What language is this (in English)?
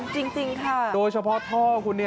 Thai